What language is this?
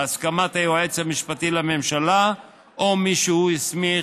Hebrew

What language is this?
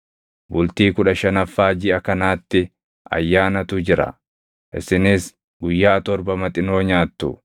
Oromo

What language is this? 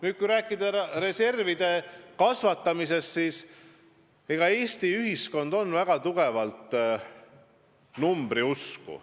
Estonian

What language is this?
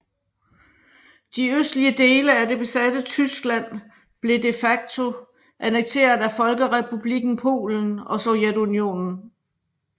Danish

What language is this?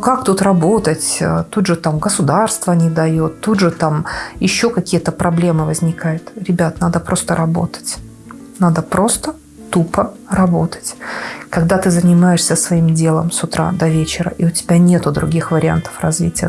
Russian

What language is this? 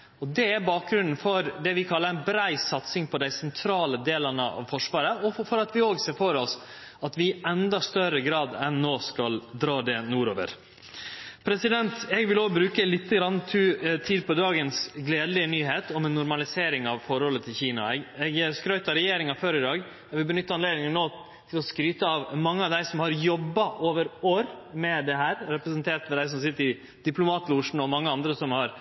Norwegian Nynorsk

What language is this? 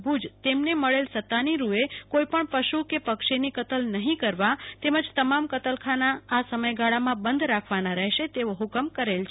Gujarati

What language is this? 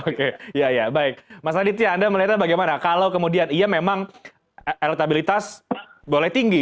Indonesian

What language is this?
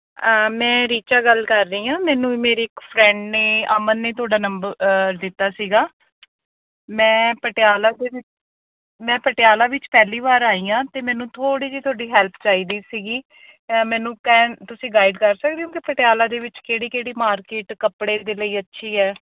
Punjabi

